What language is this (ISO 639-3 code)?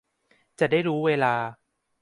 tha